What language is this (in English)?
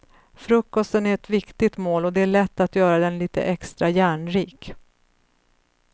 Swedish